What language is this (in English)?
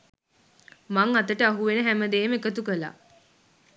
Sinhala